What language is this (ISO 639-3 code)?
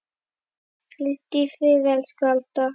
isl